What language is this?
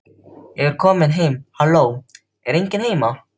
Icelandic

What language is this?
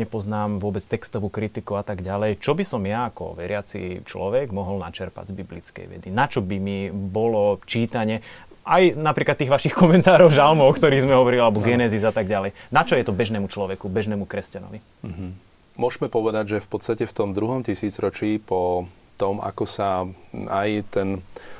Slovak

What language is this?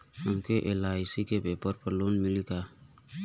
Bhojpuri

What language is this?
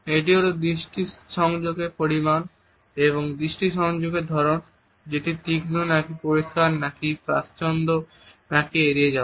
Bangla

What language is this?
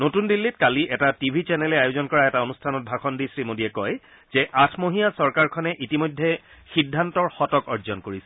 Assamese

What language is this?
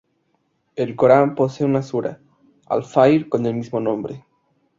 Spanish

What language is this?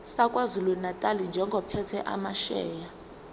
Zulu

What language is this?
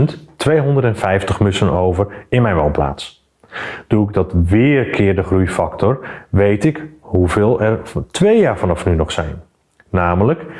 Dutch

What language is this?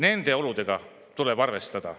Estonian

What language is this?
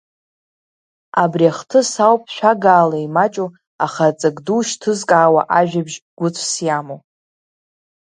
Abkhazian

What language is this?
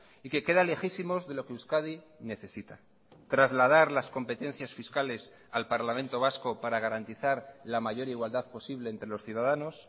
Spanish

